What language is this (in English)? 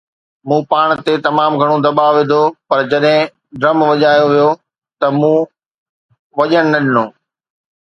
Sindhi